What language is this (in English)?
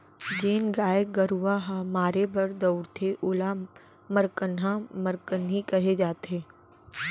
Chhattisgarhi